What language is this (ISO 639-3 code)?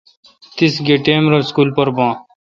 xka